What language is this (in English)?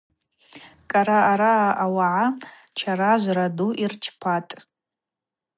Abaza